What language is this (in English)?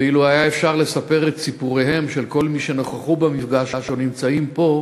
Hebrew